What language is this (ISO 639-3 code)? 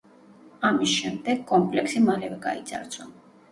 kat